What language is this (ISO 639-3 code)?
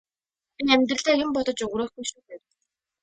mon